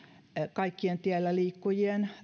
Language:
Finnish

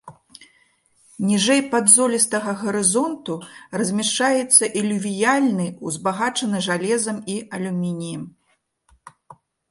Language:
Belarusian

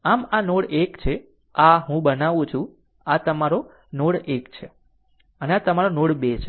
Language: Gujarati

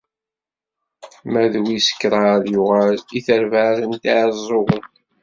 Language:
Kabyle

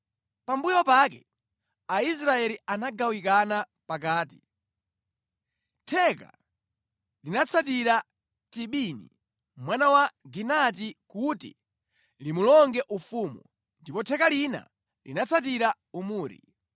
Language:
Nyanja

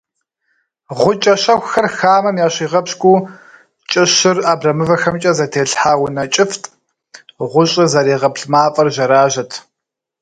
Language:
Kabardian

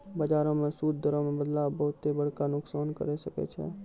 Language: Maithili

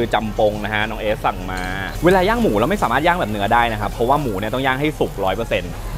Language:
Thai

